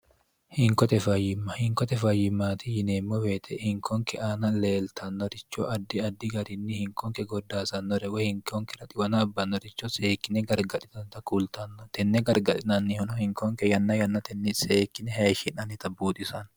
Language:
Sidamo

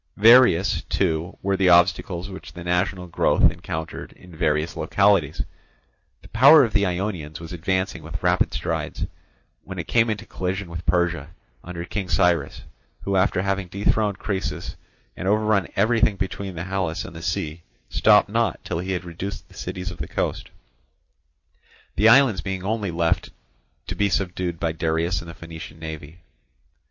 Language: English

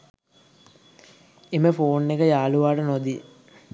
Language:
Sinhala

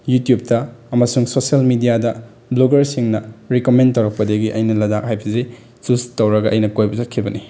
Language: Manipuri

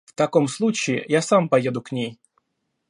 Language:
Russian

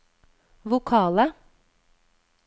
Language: Norwegian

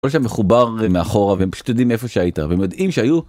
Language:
Hebrew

